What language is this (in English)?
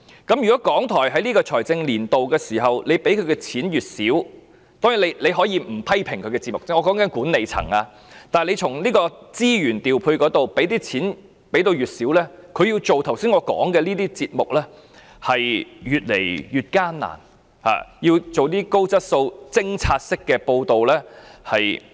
Cantonese